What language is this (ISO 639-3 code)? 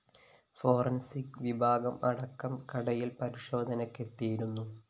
mal